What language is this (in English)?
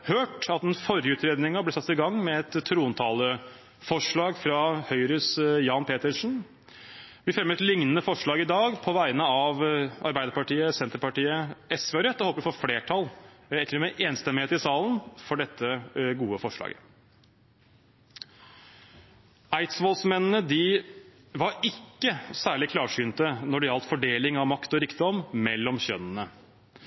Norwegian Bokmål